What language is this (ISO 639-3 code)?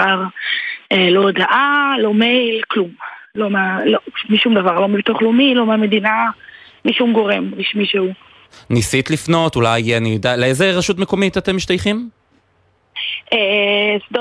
heb